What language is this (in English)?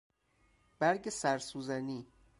Persian